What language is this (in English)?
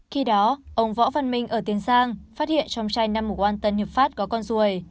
Vietnamese